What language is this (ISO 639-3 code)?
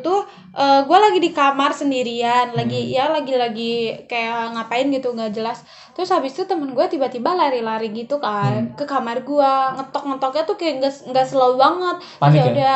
ind